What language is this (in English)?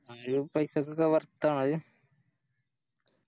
Malayalam